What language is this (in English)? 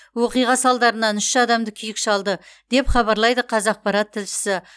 Kazakh